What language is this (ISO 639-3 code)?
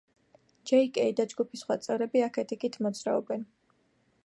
kat